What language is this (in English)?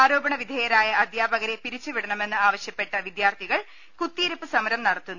Malayalam